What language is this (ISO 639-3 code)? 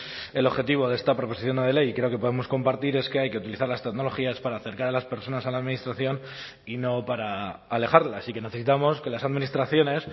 spa